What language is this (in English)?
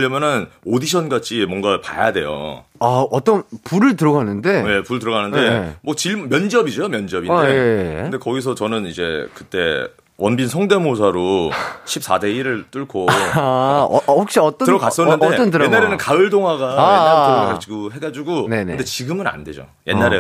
Korean